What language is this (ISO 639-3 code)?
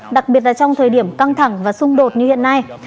vie